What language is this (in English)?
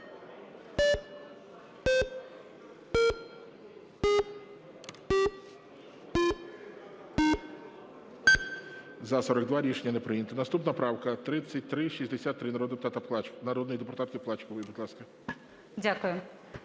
Ukrainian